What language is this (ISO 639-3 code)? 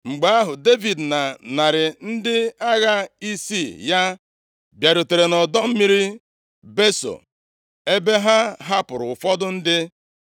ibo